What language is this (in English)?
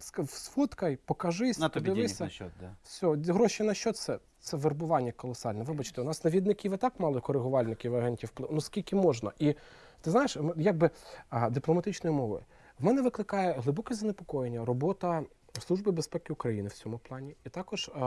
Ukrainian